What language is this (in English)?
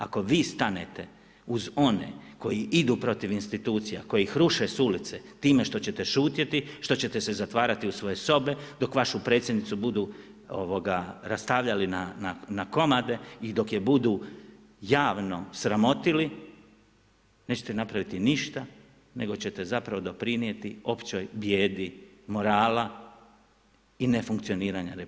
Croatian